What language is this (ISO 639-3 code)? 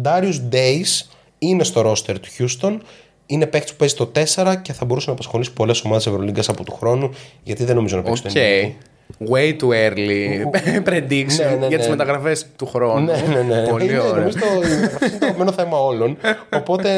ell